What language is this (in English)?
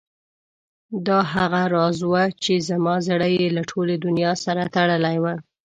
Pashto